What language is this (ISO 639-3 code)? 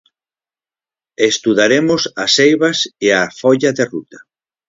glg